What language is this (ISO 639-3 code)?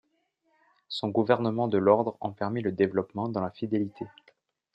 fra